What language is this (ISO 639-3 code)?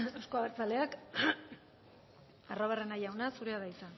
eus